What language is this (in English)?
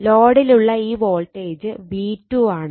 Malayalam